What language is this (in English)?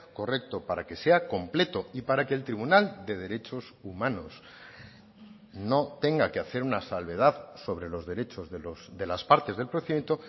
Spanish